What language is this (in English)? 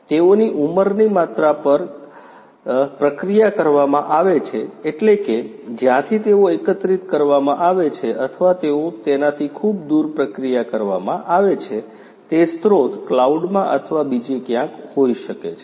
Gujarati